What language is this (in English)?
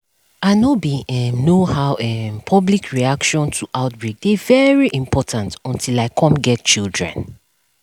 Nigerian Pidgin